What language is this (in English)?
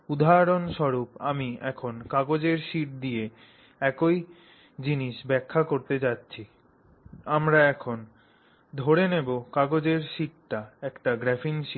Bangla